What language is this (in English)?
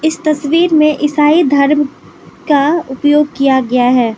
Hindi